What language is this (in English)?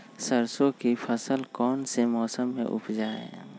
Magahi